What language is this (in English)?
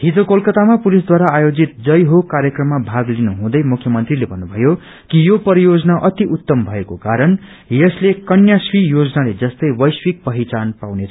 Nepali